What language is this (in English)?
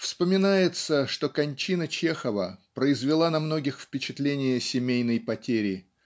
Russian